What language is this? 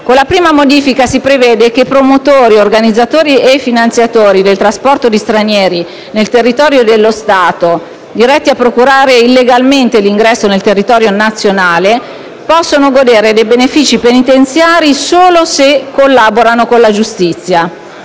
Italian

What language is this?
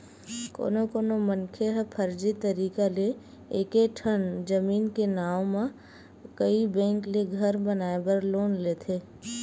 Chhattisgarhi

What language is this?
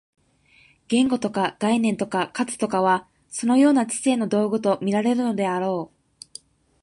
Japanese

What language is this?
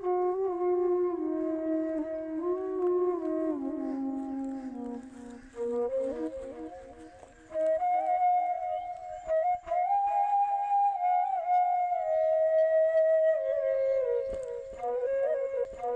Bangla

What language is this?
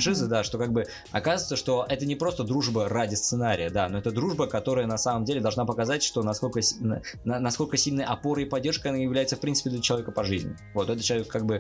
Russian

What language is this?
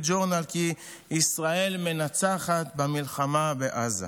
Hebrew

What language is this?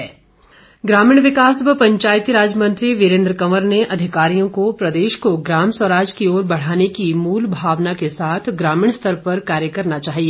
Hindi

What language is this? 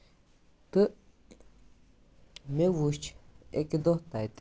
Kashmiri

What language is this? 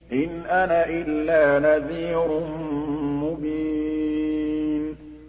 Arabic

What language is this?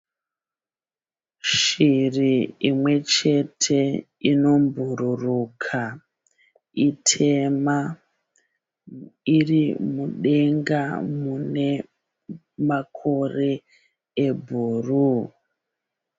Shona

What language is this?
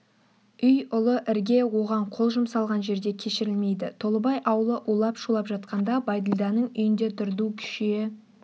Kazakh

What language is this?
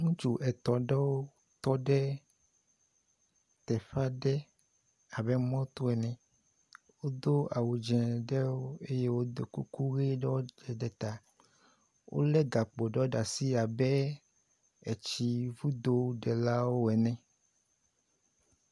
Ewe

